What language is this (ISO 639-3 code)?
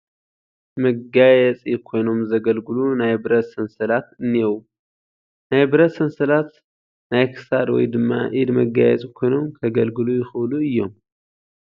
tir